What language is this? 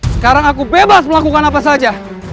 Indonesian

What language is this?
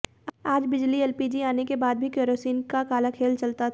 Hindi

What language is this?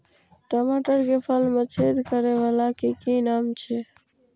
Maithili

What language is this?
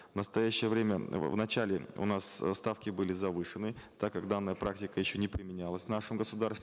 Kazakh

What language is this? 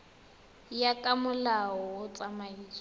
Tswana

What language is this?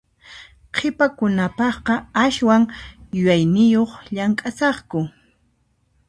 Puno Quechua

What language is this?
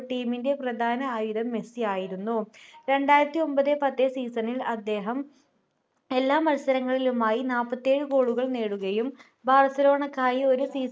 Malayalam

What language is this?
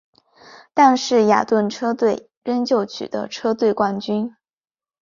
Chinese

